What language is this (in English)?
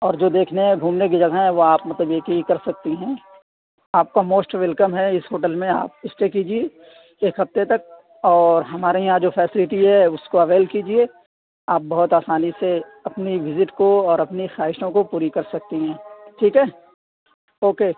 Urdu